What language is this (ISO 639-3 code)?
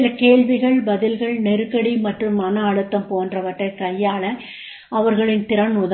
tam